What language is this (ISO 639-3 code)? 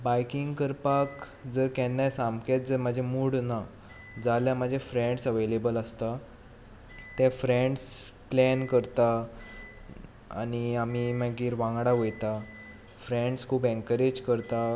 kok